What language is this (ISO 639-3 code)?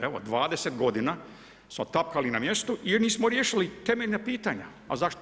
hrv